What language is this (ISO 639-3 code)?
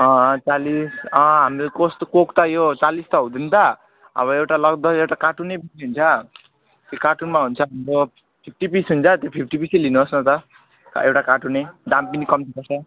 nep